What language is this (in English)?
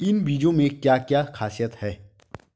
Hindi